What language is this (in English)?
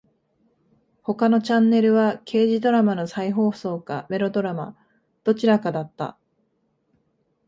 Japanese